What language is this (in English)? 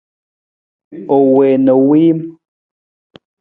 Nawdm